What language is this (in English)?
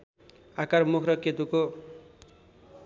Nepali